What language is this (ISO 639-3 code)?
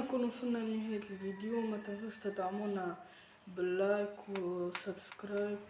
ara